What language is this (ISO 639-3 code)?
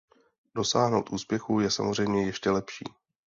ces